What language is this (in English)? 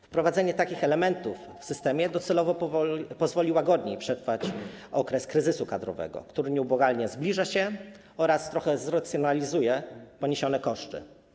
Polish